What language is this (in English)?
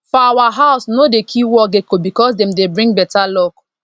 Nigerian Pidgin